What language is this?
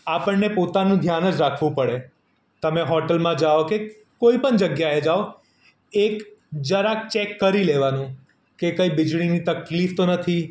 Gujarati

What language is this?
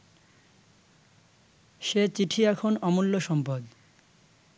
Bangla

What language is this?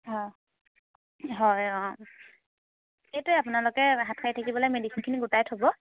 Assamese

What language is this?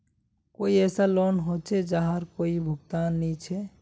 Magahi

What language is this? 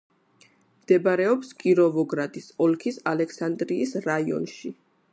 Georgian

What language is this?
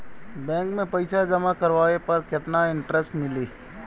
Bhojpuri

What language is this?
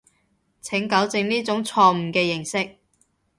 Cantonese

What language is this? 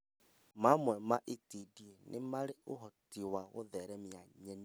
Kikuyu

